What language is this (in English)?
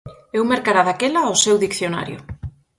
Galician